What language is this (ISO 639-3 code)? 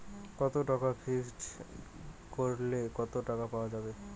ben